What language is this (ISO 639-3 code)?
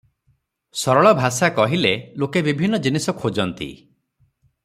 ori